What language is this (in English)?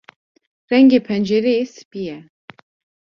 Kurdish